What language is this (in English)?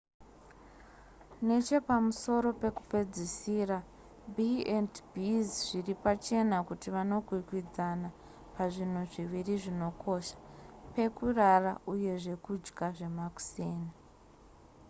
Shona